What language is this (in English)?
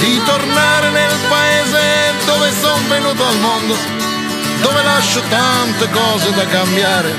Italian